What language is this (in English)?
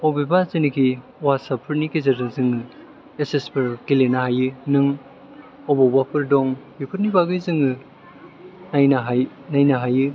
Bodo